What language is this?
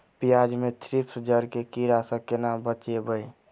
Maithili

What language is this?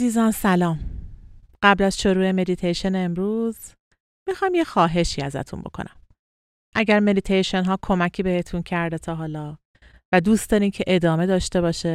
Persian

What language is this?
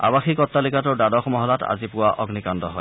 Assamese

